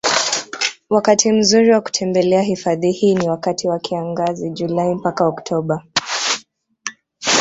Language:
Swahili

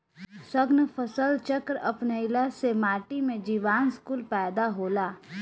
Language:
Bhojpuri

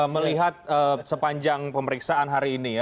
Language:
Indonesian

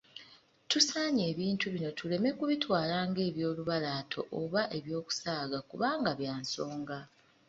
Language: Ganda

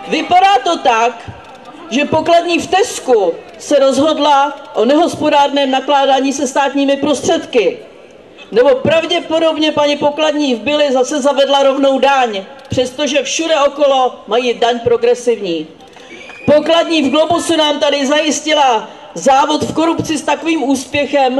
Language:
Czech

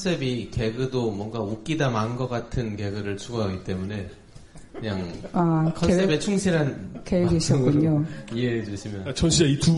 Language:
Korean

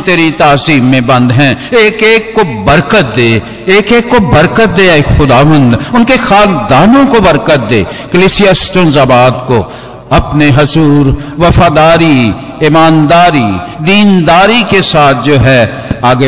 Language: Hindi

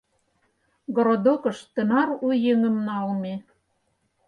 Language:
Mari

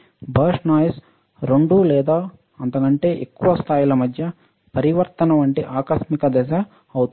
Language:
Telugu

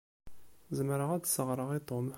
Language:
Kabyle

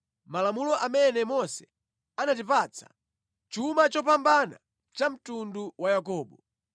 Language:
Nyanja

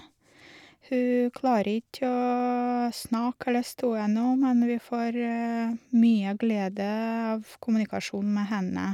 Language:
Norwegian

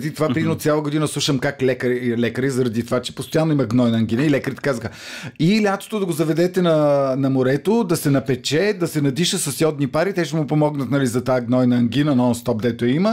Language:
Bulgarian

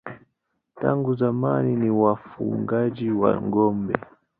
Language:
Swahili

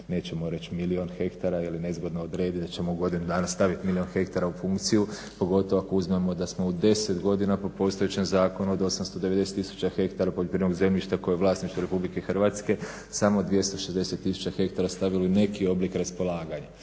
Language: Croatian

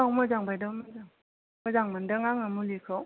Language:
Bodo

